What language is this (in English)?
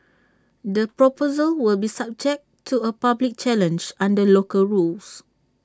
English